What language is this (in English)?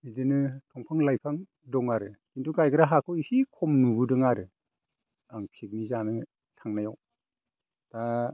Bodo